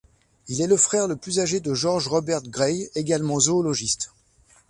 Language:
French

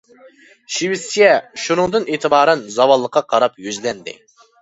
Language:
Uyghur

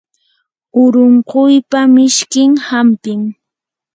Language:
Yanahuanca Pasco Quechua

